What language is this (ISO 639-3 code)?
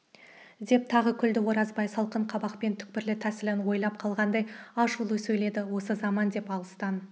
kaz